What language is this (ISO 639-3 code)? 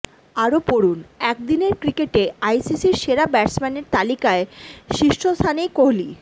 ben